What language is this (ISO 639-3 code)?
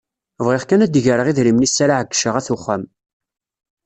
kab